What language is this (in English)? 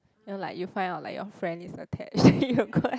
English